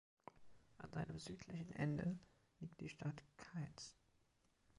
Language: German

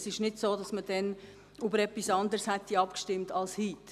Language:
Swiss German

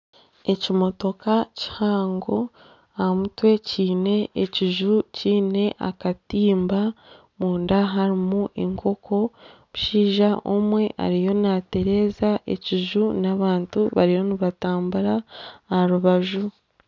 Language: Nyankole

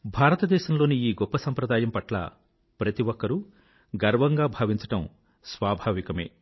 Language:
Telugu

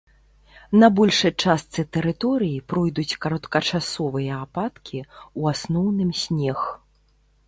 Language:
Belarusian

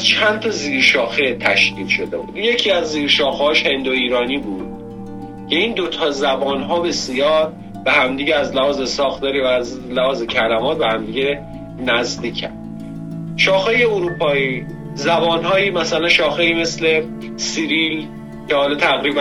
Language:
Persian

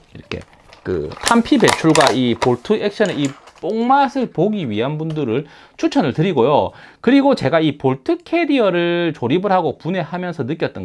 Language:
Korean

